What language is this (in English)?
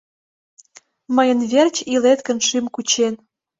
Mari